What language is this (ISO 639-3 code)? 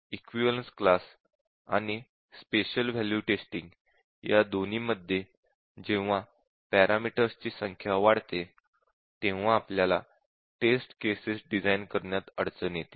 mar